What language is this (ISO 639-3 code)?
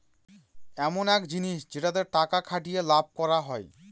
ben